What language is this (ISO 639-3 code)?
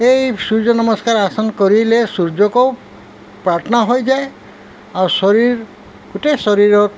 asm